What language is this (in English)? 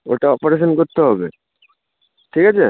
Bangla